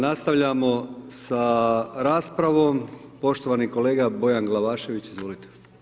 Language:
Croatian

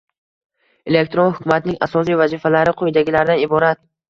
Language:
Uzbek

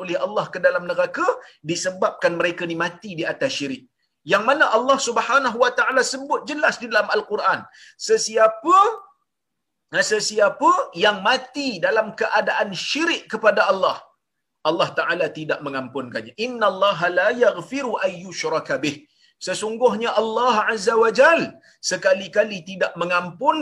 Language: Malay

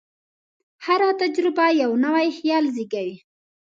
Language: Pashto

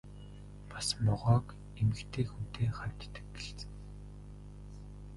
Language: Mongolian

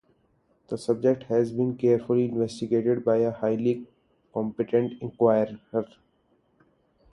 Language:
English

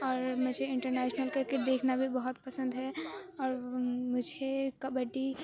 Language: Urdu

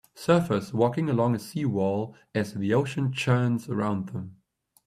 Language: English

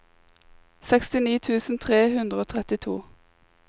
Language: Norwegian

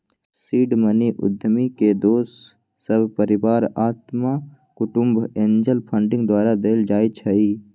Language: Magahi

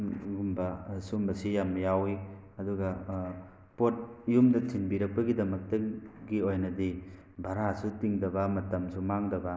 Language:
Manipuri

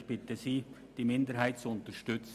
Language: Swiss German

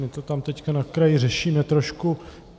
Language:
Czech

